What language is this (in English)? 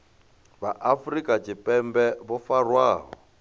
Venda